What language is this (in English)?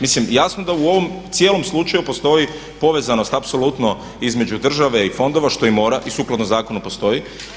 Croatian